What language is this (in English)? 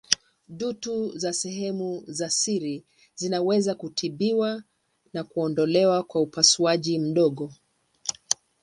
Swahili